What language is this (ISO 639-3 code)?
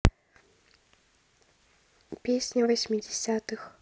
rus